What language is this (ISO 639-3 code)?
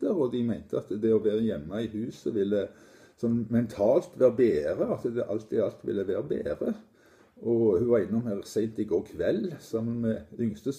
nor